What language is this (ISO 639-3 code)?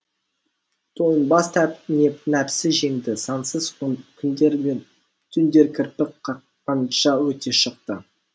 kaz